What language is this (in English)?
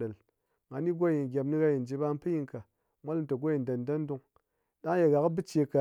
Ngas